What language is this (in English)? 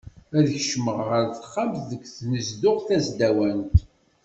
Kabyle